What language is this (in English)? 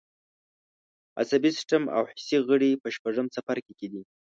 Pashto